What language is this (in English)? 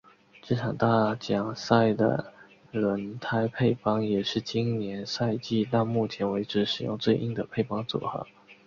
Chinese